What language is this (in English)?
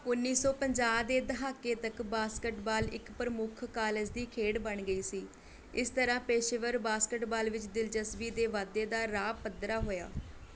Punjabi